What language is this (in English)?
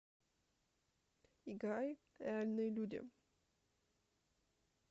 Russian